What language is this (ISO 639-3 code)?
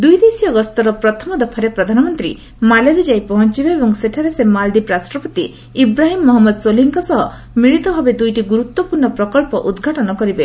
ori